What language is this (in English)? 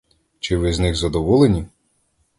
Ukrainian